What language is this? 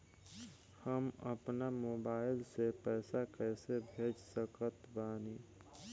Bhojpuri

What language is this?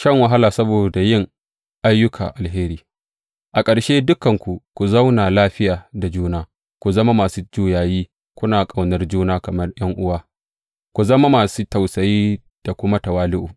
Hausa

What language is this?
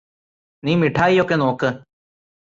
Malayalam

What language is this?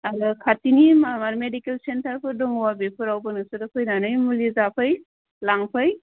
Bodo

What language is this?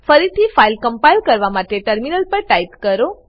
Gujarati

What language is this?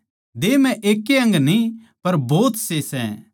Haryanvi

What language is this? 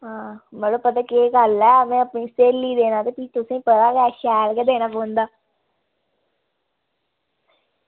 Dogri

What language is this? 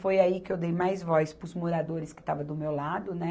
Portuguese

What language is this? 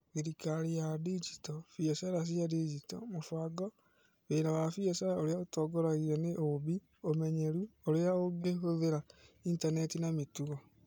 Kikuyu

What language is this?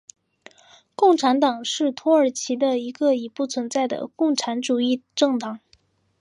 Chinese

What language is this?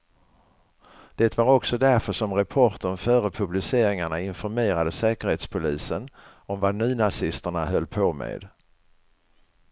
Swedish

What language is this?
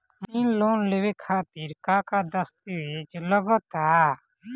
Bhojpuri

